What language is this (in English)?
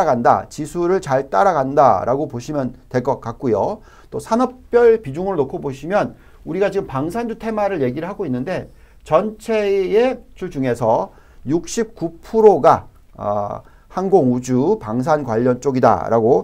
Korean